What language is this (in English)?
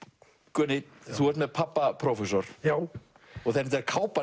Icelandic